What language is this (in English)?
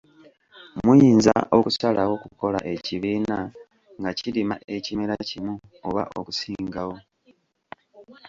Ganda